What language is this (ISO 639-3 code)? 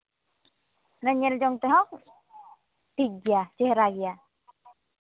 sat